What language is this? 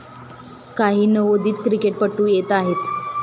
Marathi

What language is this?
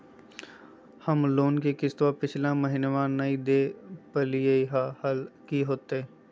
Magahi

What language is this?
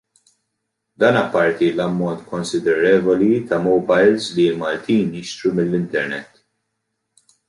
Maltese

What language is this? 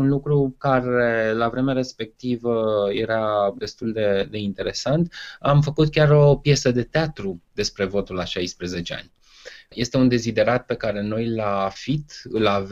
Romanian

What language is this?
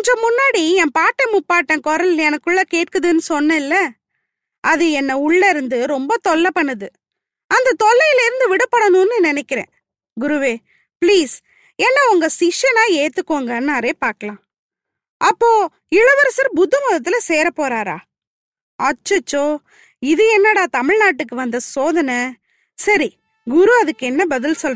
Tamil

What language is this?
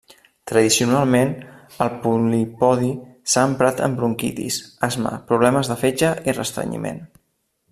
Catalan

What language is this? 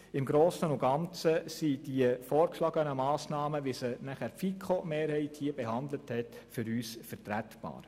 Swiss German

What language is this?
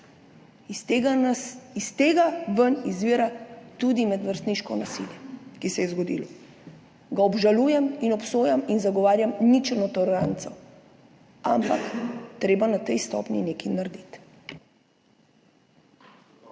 Slovenian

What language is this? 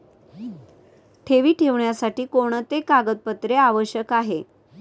Marathi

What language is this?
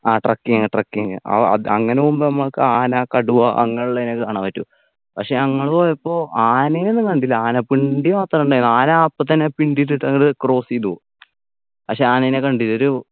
Malayalam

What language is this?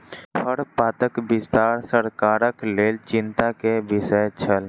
Maithili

